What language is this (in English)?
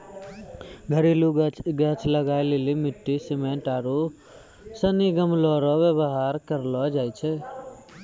Maithili